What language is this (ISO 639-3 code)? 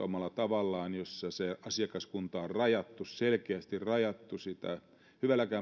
fin